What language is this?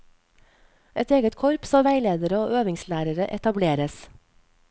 Norwegian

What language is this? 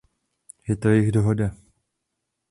Czech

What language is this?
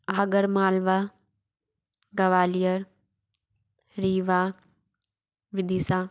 Hindi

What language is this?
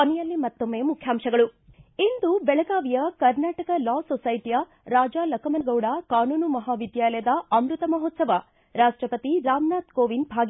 Kannada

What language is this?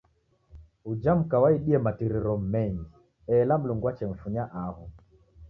Taita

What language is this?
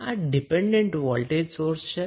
Gujarati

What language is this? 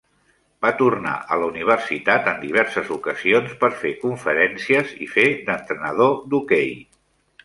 Catalan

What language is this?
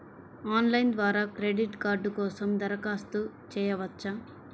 Telugu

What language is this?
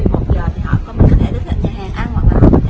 Vietnamese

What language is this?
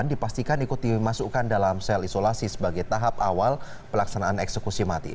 Indonesian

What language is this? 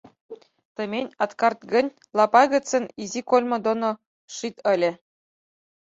Mari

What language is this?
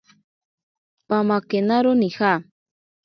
Ashéninka Perené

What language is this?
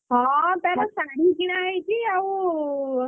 Odia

